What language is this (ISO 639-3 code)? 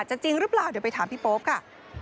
tha